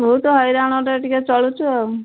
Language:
Odia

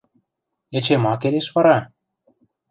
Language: Western Mari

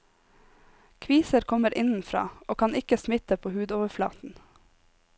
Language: Norwegian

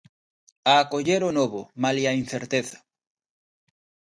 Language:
Galician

